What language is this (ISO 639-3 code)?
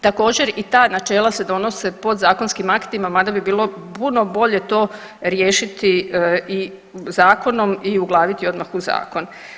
hrv